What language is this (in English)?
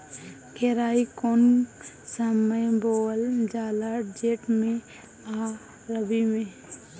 Bhojpuri